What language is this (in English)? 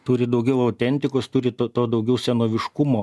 Lithuanian